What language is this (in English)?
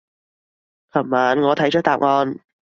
Cantonese